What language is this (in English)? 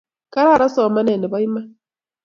Kalenjin